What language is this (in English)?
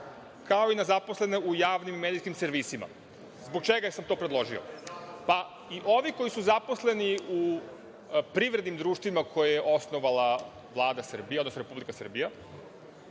Serbian